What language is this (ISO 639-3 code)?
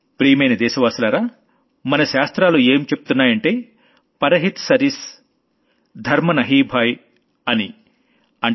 tel